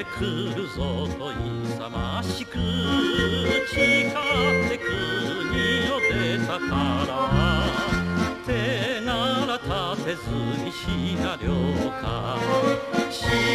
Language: Japanese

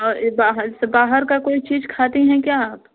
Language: Hindi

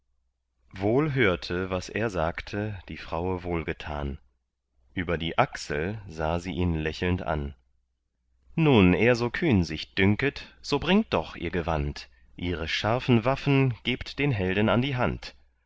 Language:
German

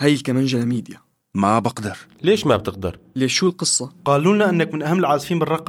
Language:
Arabic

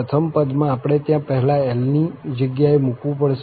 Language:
Gujarati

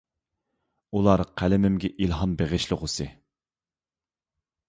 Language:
Uyghur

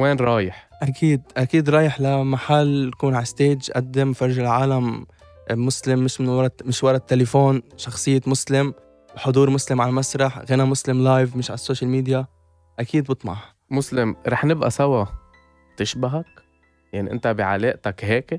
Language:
Arabic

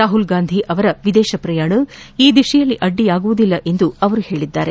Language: Kannada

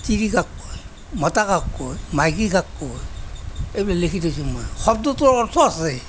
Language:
Assamese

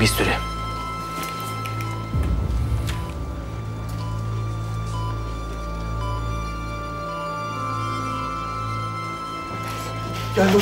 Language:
Turkish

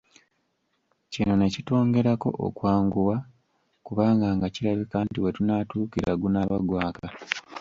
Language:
Ganda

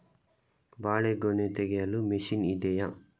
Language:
Kannada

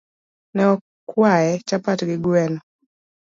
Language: Luo (Kenya and Tanzania)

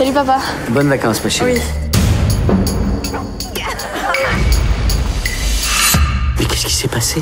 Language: French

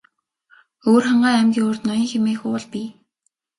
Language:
Mongolian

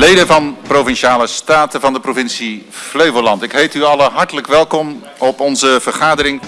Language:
Dutch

